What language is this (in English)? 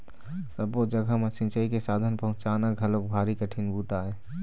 Chhattisgarhi